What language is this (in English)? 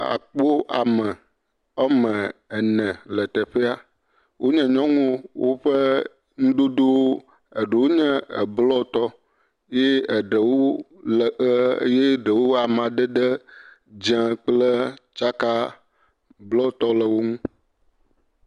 Ewe